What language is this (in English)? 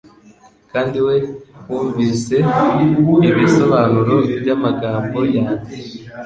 Kinyarwanda